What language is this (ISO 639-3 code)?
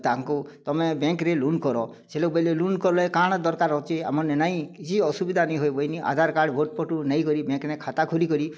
ori